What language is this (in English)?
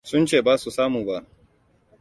Hausa